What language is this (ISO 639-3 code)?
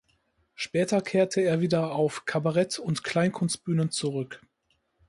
deu